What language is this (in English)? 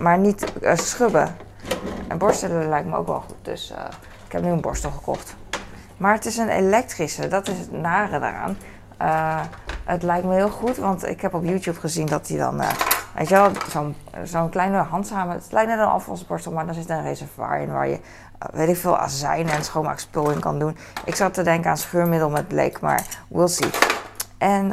Dutch